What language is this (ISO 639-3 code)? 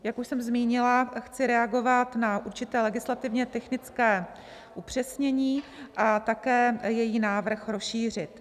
ces